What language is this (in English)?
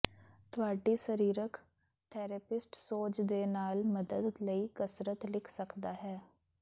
Punjabi